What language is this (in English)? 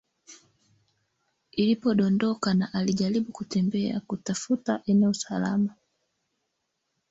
Swahili